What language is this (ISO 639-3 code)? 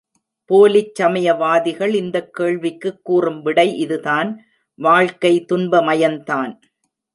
tam